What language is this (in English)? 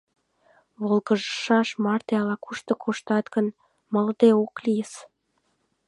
Mari